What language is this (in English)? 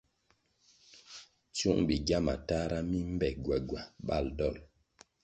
Kwasio